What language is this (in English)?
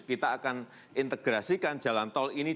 Indonesian